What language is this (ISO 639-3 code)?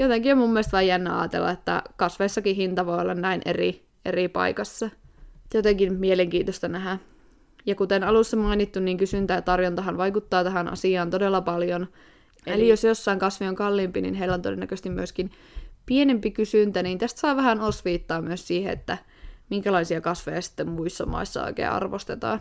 fin